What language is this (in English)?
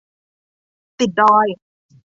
Thai